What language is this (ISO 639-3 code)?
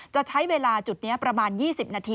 tha